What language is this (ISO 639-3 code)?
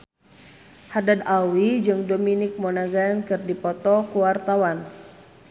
sun